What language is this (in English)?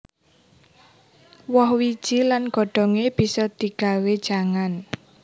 Javanese